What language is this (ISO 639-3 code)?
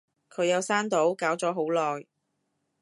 yue